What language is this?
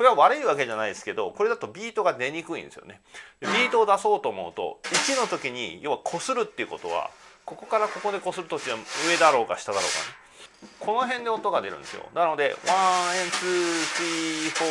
Japanese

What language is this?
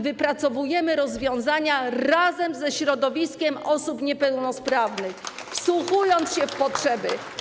Polish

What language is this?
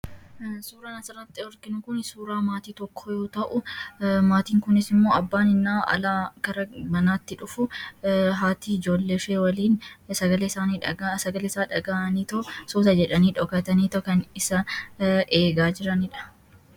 Oromo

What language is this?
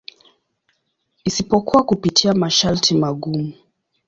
Swahili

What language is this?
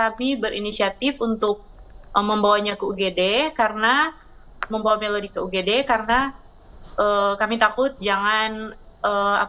Indonesian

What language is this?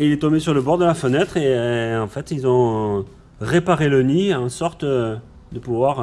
French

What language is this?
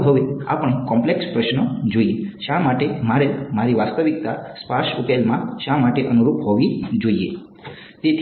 Gujarati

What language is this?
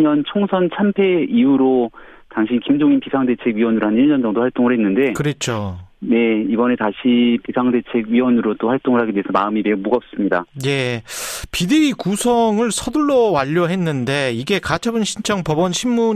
Korean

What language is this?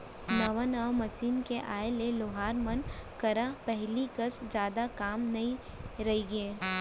Chhattisgarhi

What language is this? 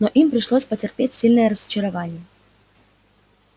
Russian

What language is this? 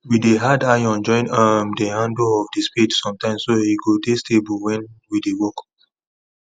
Nigerian Pidgin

